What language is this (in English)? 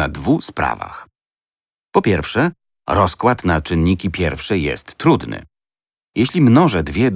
Polish